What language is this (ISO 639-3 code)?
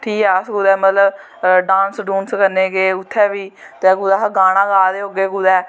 doi